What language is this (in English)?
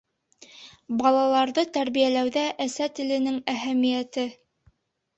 Bashkir